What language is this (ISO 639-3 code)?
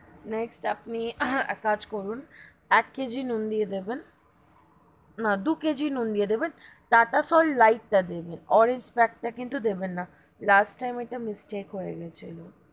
ben